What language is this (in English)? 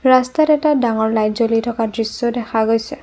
Assamese